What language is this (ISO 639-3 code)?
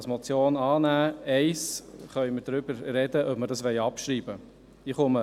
gsw